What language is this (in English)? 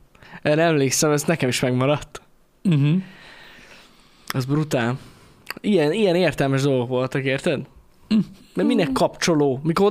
Hungarian